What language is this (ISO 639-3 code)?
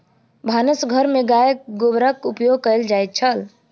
mai